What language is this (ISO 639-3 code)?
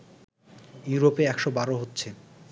ben